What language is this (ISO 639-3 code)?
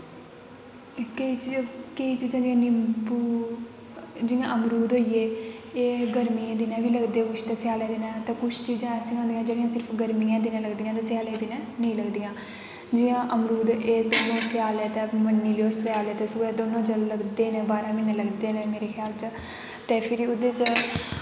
doi